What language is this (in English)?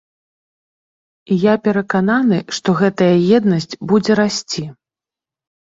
Belarusian